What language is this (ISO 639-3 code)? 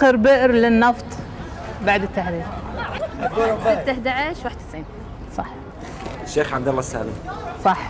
ara